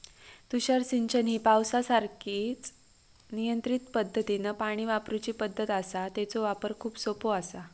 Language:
Marathi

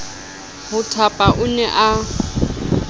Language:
Southern Sotho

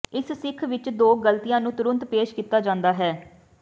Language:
Punjabi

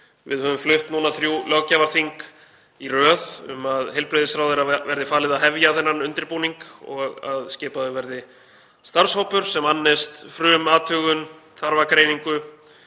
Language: Icelandic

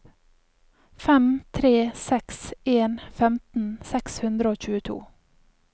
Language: Norwegian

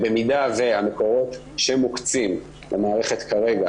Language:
Hebrew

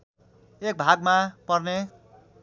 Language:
Nepali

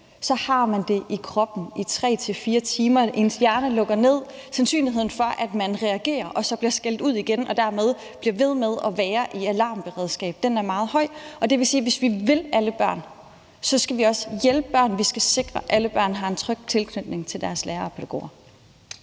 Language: Danish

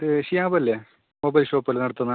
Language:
Malayalam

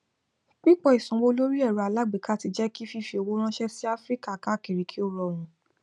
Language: Yoruba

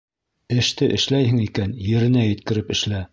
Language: Bashkir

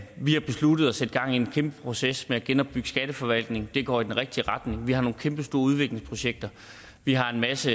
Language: Danish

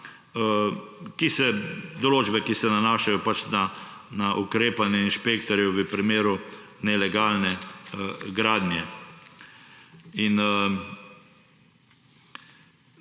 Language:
Slovenian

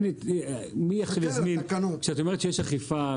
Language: Hebrew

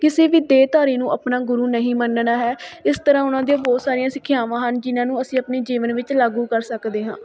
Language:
Punjabi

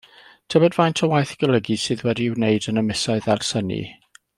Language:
Welsh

